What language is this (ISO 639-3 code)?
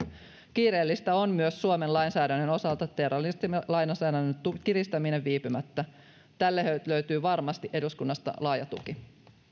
fin